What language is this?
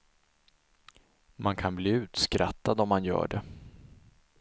Swedish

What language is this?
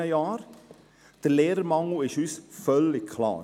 Swiss German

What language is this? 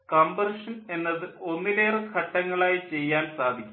Malayalam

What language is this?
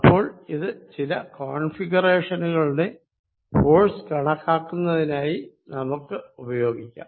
Malayalam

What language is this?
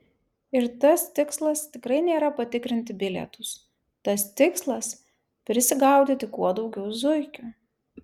Lithuanian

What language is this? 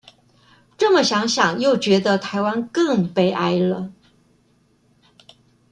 Chinese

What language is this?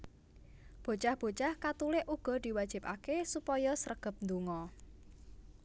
Javanese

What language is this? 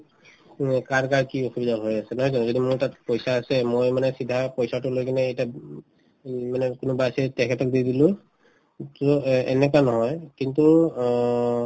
Assamese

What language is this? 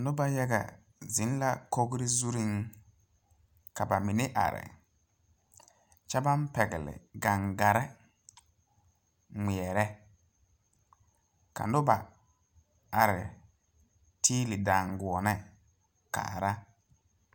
Southern Dagaare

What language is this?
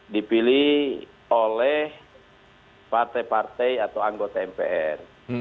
Indonesian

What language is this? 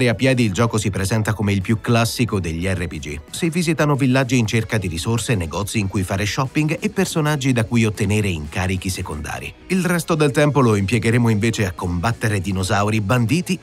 Italian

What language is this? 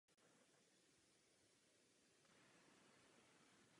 Czech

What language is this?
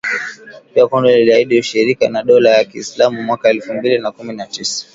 Swahili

